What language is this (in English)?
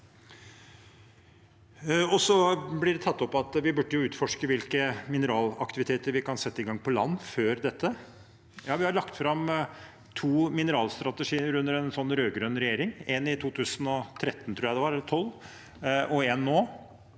Norwegian